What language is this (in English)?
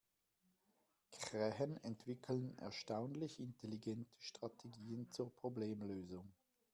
German